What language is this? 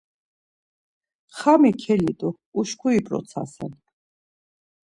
Laz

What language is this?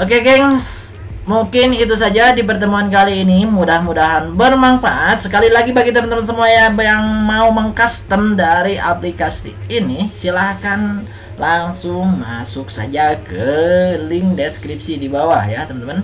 Indonesian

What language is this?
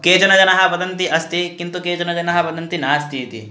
Sanskrit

